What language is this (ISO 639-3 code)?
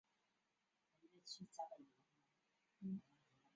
zho